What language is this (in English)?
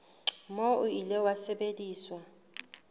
Southern Sotho